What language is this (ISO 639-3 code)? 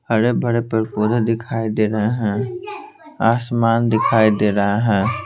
hin